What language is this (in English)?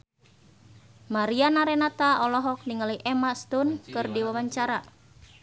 Sundanese